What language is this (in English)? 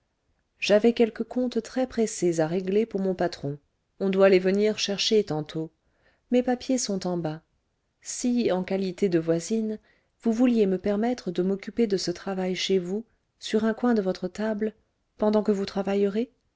French